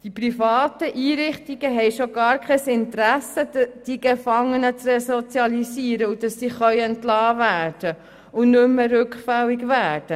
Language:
Swiss German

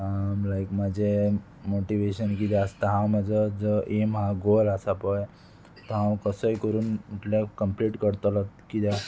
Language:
Konkani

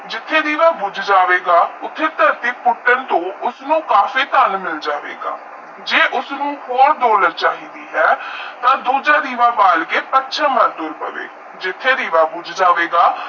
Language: Punjabi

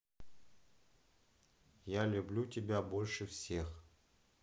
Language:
Russian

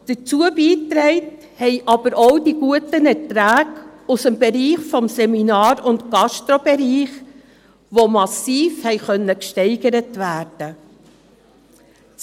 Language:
Swiss German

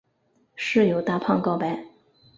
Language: Chinese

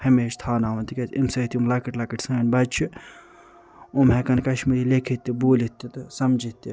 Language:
Kashmiri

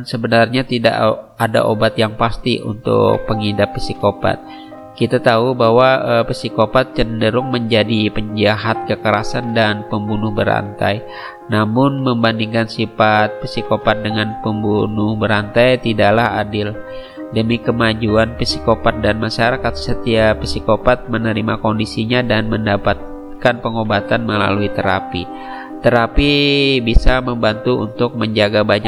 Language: Indonesian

